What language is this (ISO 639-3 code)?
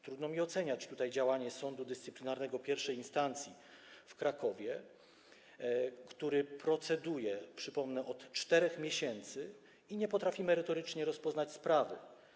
pol